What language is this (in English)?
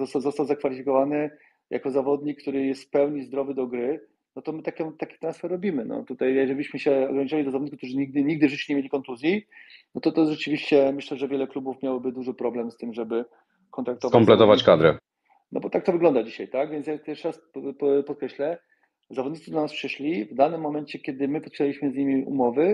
Polish